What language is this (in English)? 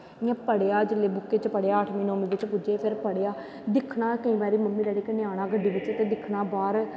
Dogri